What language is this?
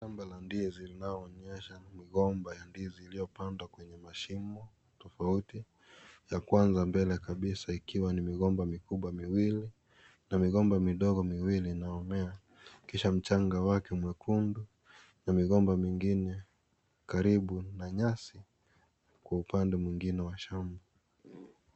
Swahili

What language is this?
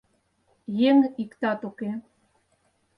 Mari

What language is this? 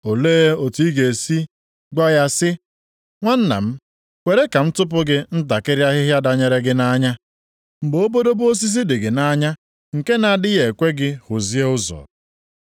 Igbo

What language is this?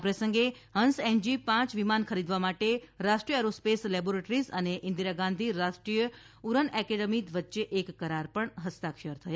Gujarati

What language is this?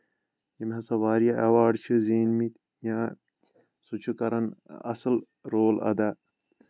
Kashmiri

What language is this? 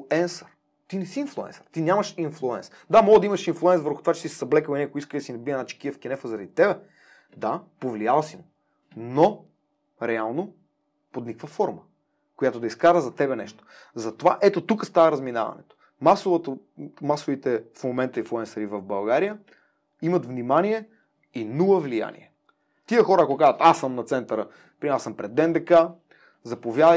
Bulgarian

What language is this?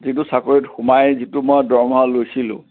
Assamese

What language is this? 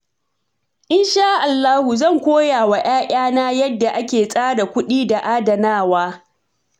Hausa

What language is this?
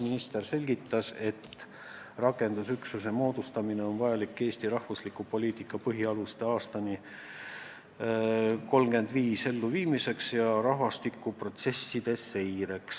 Estonian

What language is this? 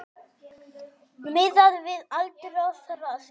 Icelandic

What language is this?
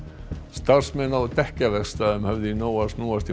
Icelandic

